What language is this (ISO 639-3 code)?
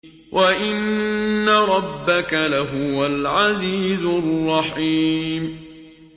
ara